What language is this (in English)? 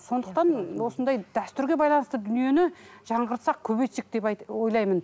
Kazakh